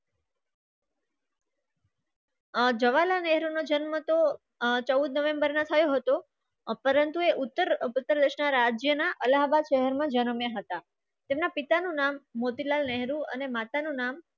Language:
Gujarati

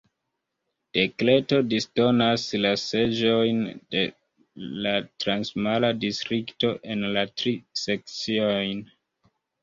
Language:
Esperanto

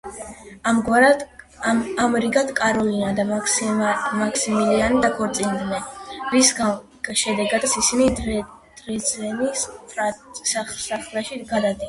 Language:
Georgian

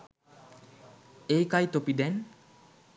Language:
Sinhala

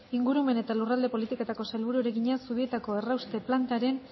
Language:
Basque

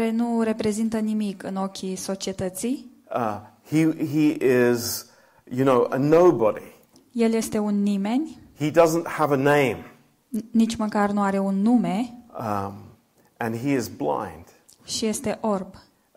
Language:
Romanian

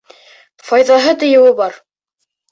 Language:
Bashkir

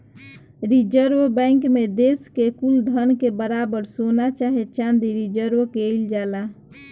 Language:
Bhojpuri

